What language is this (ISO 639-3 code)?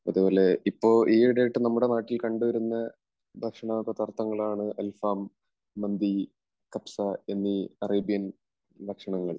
mal